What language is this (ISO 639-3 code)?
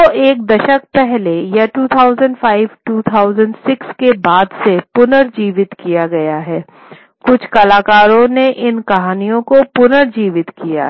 hin